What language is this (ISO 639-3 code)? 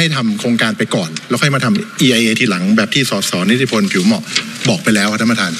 tha